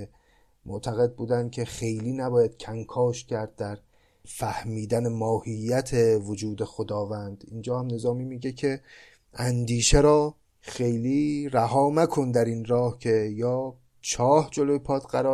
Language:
Persian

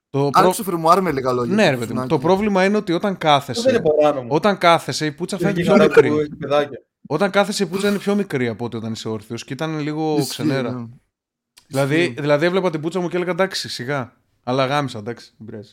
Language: Greek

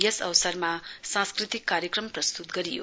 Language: Nepali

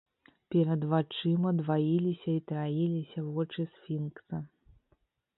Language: Belarusian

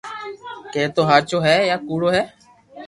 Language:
Loarki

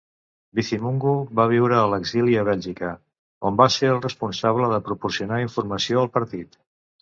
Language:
Catalan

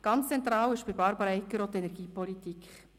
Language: Swiss German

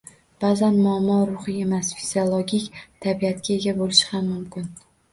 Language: Uzbek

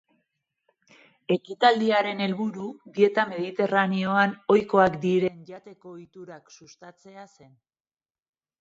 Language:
Basque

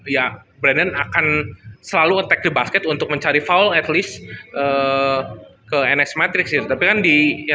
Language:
Indonesian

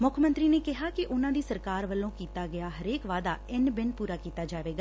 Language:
Punjabi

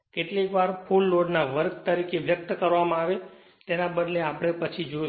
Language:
Gujarati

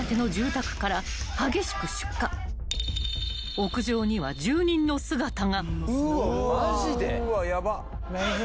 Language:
Japanese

